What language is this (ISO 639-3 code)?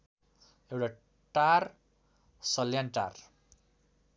nep